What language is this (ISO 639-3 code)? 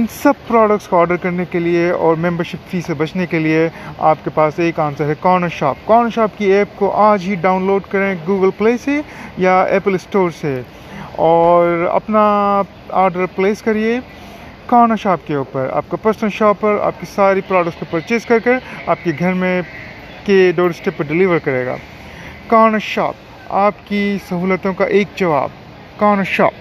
urd